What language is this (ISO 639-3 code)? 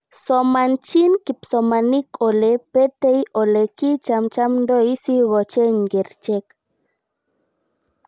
kln